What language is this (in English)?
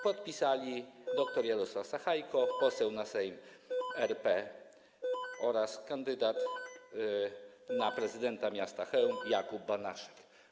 Polish